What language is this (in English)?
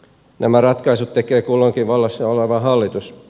Finnish